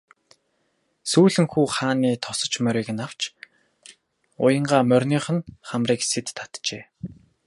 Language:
Mongolian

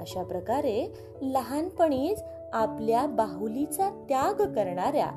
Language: Marathi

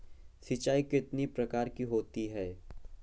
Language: Hindi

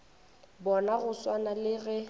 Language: Northern Sotho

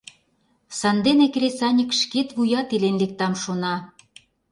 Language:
Mari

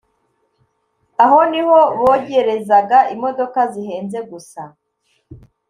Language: Kinyarwanda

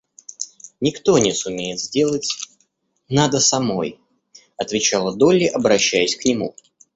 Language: Russian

